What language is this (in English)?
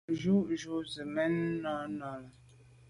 Medumba